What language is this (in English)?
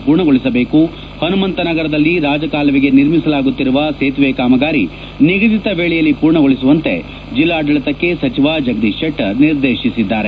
Kannada